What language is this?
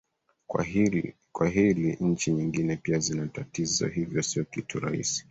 Swahili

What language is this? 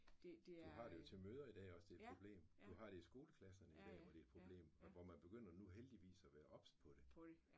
Danish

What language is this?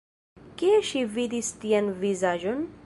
Esperanto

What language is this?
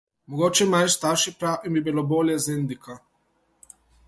Slovenian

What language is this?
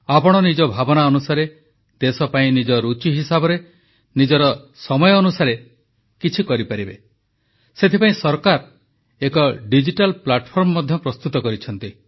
Odia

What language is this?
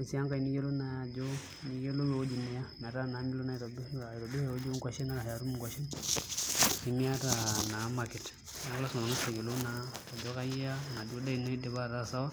Masai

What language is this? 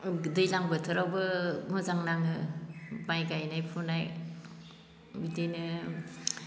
Bodo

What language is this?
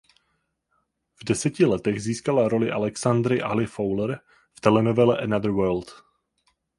Czech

